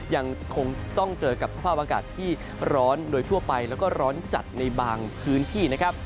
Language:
Thai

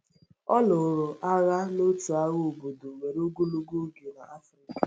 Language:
Igbo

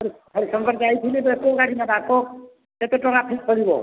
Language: Odia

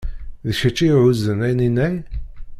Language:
Kabyle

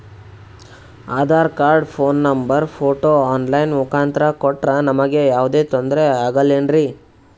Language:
Kannada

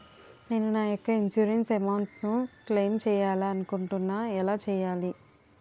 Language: Telugu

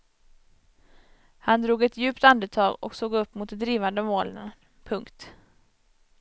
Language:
Swedish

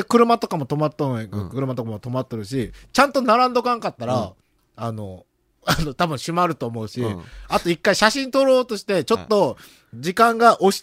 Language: Japanese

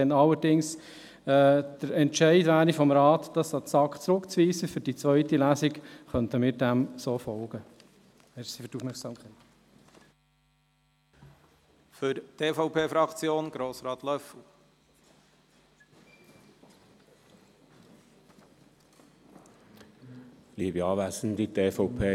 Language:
Swiss German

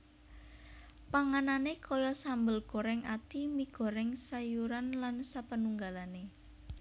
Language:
Javanese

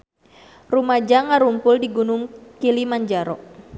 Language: Sundanese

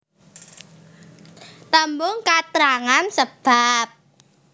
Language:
Javanese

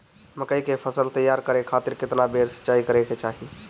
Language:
Bhojpuri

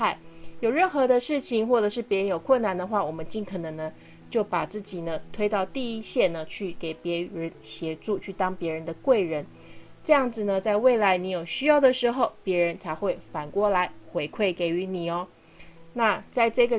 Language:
Chinese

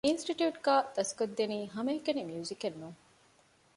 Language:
Divehi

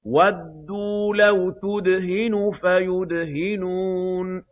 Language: Arabic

